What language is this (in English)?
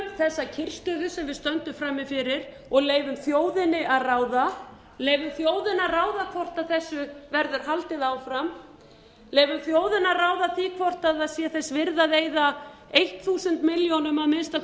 Icelandic